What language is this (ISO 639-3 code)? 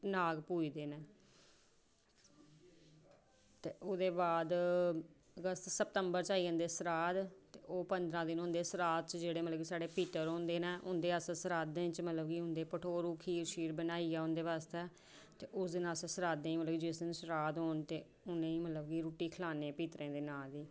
doi